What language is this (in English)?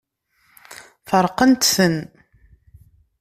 Kabyle